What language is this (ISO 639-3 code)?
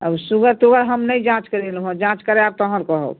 mai